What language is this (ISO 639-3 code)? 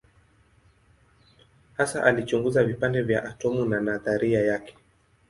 swa